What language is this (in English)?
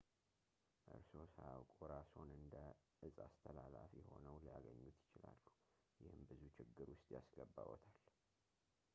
Amharic